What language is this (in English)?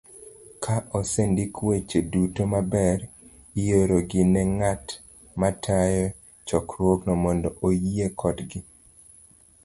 Luo (Kenya and Tanzania)